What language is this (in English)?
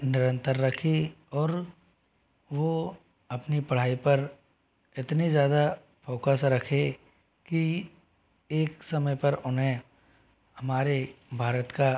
Hindi